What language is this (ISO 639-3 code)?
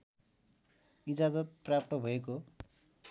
nep